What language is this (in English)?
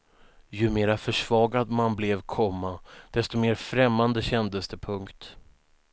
Swedish